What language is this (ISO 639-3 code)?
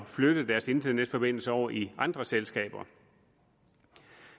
dan